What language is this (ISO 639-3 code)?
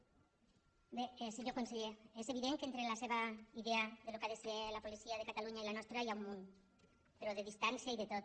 cat